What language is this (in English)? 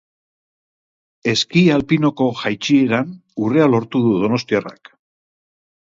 Basque